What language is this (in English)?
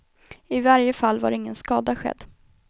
Swedish